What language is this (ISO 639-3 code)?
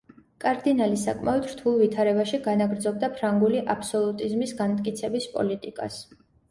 kat